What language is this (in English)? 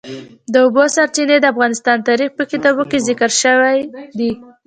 Pashto